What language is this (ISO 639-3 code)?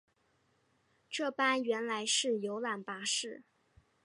zho